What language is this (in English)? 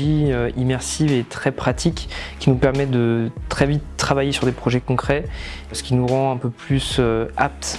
French